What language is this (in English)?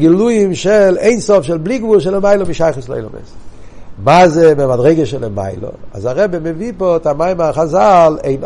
Hebrew